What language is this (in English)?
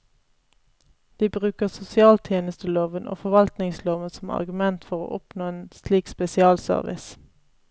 Norwegian